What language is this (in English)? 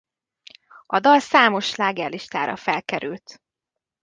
Hungarian